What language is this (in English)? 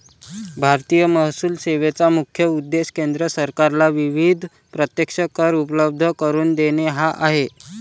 Marathi